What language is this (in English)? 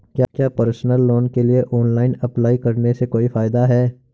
Hindi